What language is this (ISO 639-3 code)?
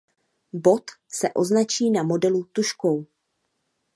ces